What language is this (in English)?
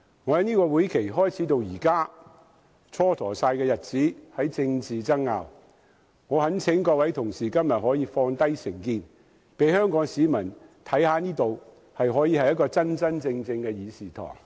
Cantonese